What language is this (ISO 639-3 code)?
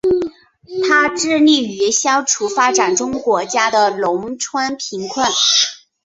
zho